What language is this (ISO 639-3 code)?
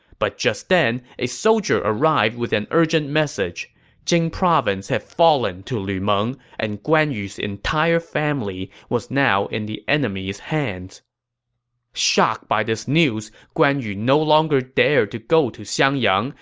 eng